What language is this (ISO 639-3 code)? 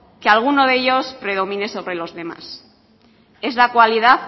spa